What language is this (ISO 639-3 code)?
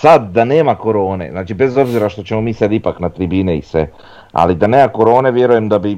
hrv